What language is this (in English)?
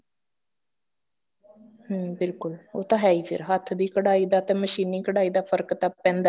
Punjabi